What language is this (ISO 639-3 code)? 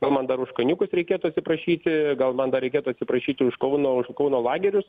lit